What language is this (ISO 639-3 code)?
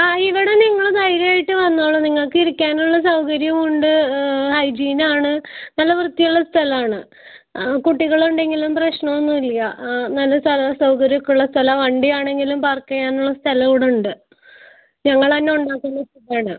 mal